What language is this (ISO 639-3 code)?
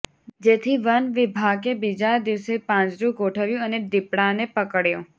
guj